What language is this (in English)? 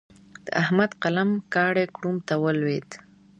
Pashto